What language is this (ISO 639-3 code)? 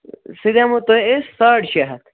kas